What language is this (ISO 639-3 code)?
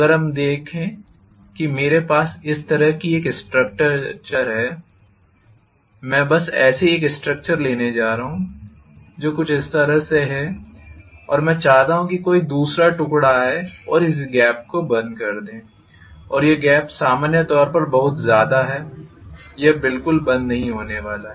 hin